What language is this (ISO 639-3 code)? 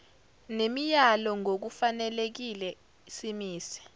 zul